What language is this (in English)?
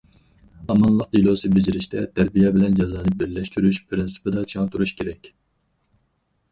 Uyghur